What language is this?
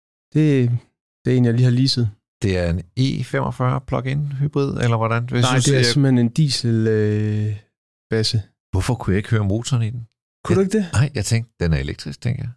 Danish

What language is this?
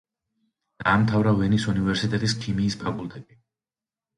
Georgian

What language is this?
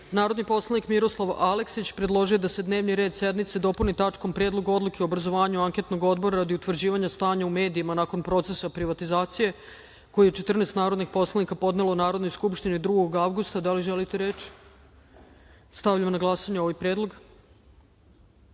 Serbian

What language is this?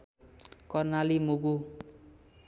Nepali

